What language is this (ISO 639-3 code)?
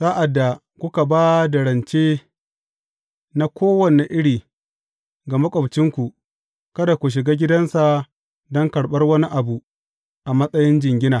hau